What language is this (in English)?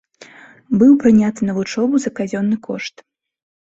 Belarusian